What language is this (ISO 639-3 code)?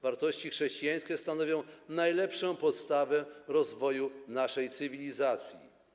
pol